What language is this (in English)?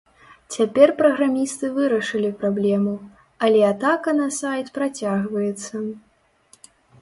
Belarusian